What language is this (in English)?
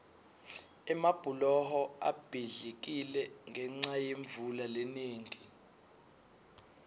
Swati